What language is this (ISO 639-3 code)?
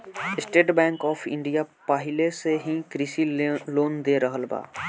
bho